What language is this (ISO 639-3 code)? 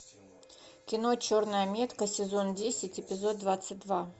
rus